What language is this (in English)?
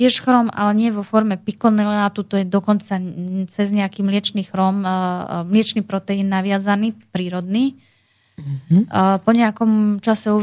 Slovak